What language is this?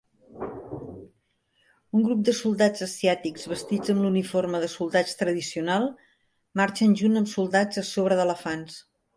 Catalan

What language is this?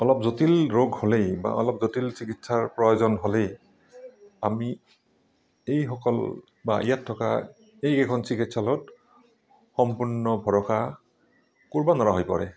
Assamese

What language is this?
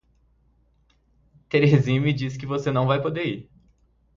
Portuguese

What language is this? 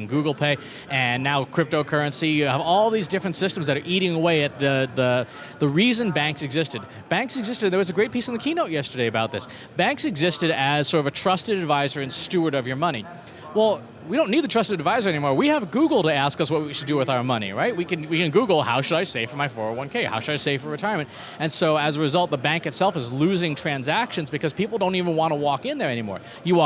English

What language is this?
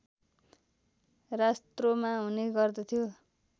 Nepali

